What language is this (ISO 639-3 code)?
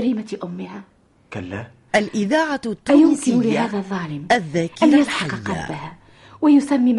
ara